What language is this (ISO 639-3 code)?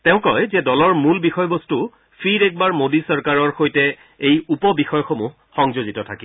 asm